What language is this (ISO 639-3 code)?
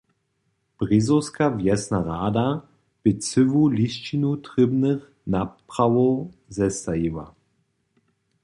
hsb